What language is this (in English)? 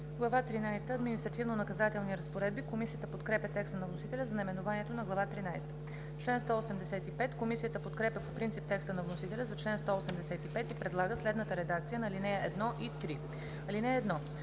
Bulgarian